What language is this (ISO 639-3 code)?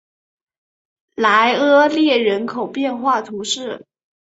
zho